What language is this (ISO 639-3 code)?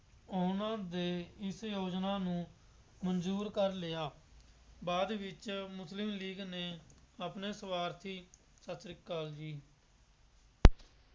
pan